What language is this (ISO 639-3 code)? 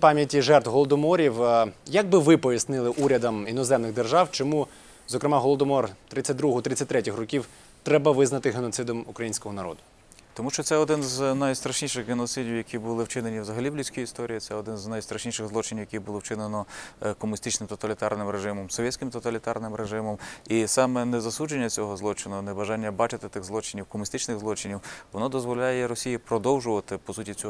ukr